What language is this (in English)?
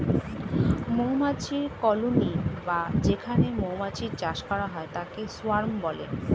Bangla